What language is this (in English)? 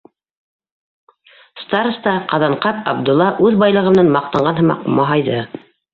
Bashkir